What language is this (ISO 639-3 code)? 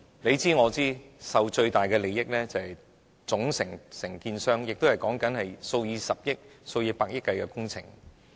yue